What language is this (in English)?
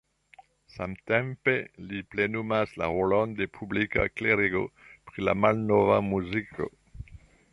Esperanto